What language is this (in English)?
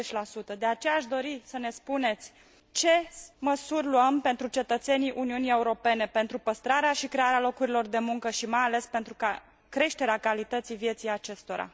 Romanian